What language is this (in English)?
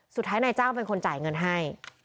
Thai